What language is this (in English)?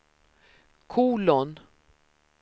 Swedish